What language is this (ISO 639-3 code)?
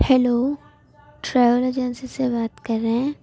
urd